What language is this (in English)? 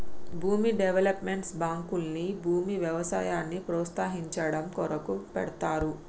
Telugu